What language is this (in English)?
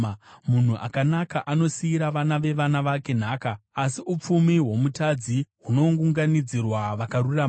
Shona